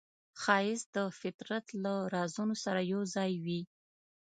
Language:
Pashto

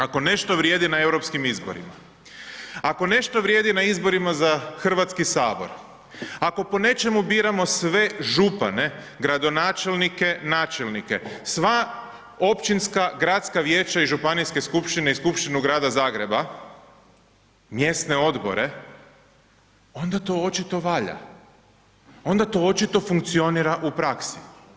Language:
Croatian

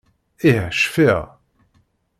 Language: Kabyle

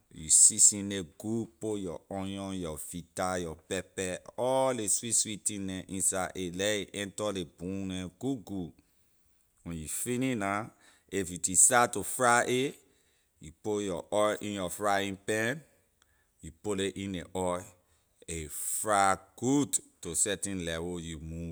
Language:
Liberian English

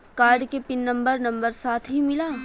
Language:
Bhojpuri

